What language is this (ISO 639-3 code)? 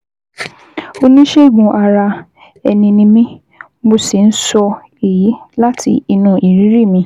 yor